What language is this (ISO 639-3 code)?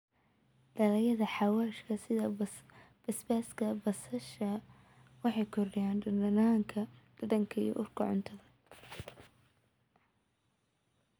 som